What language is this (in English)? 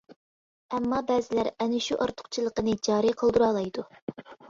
Uyghur